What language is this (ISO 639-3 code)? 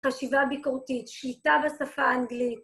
heb